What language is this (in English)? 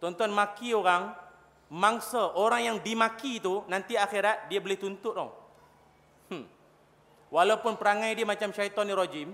Malay